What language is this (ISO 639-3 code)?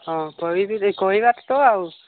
ori